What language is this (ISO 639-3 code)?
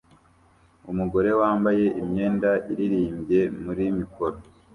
kin